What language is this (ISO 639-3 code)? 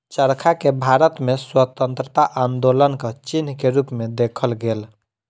mai